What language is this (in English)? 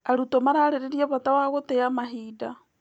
Kikuyu